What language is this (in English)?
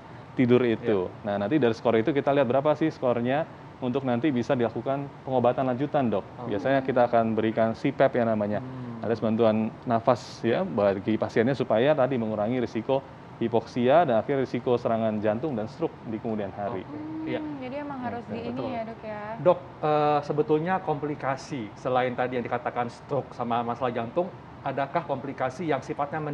Indonesian